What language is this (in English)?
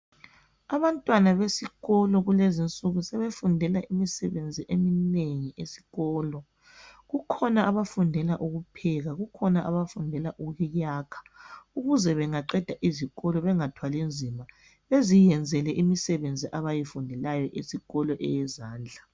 North Ndebele